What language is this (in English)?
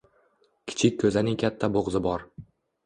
Uzbek